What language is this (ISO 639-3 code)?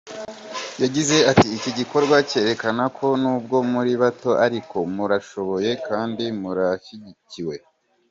kin